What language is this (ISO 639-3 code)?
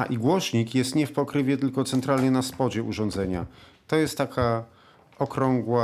pol